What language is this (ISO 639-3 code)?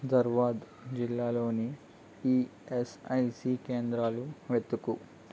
tel